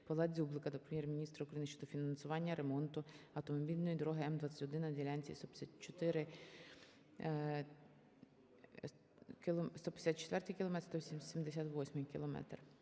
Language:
Ukrainian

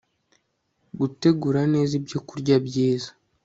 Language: Kinyarwanda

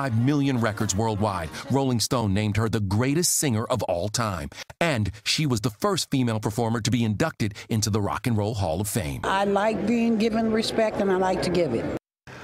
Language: English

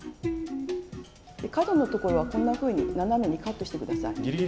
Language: Japanese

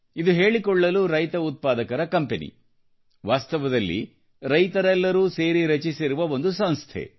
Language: Kannada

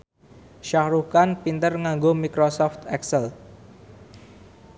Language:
Javanese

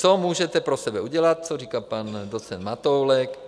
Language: Czech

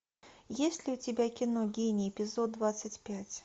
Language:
Russian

